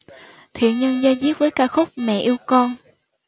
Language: Vietnamese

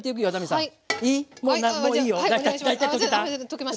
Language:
Japanese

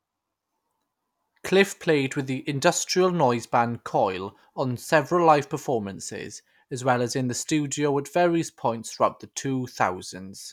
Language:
English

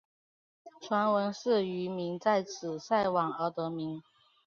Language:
Chinese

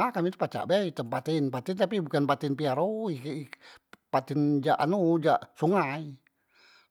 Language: Musi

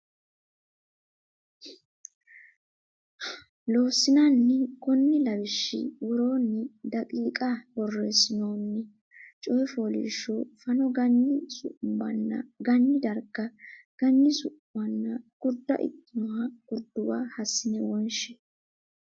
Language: Sidamo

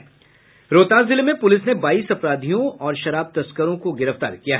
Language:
Hindi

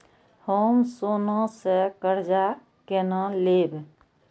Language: Maithili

